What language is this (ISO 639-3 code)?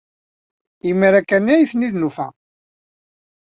kab